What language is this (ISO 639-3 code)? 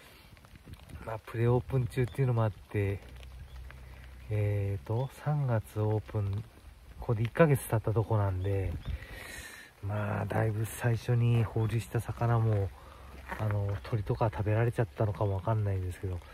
jpn